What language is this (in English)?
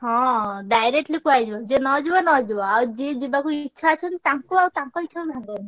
Odia